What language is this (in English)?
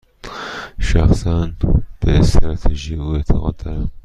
Persian